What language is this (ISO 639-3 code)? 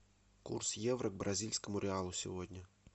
rus